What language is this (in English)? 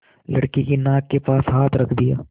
Hindi